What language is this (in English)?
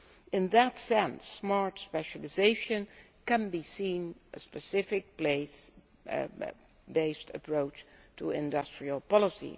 English